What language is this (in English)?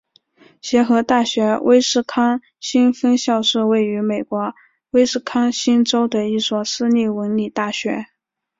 Chinese